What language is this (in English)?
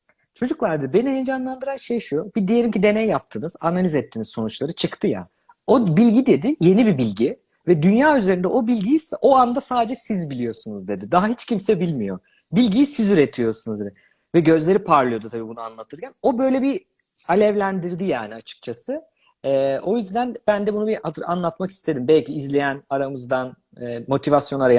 Turkish